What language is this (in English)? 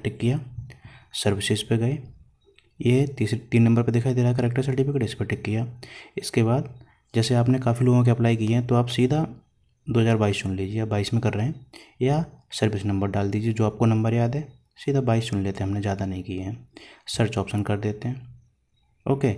Hindi